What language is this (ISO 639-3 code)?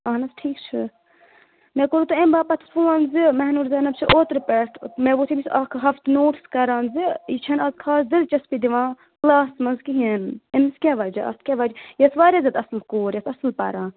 kas